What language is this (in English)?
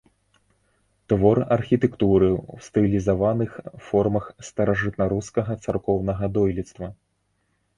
Belarusian